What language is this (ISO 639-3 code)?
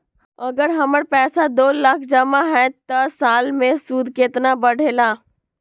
mag